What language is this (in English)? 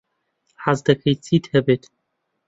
Central Kurdish